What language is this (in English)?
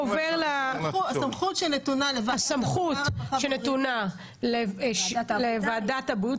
Hebrew